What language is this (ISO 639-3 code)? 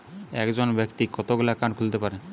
ben